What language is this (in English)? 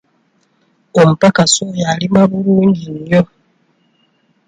Ganda